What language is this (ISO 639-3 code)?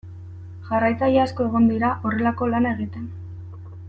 eus